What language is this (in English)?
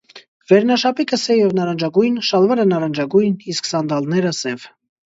Armenian